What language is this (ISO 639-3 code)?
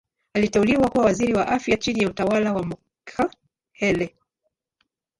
swa